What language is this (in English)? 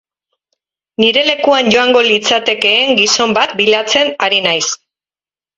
Basque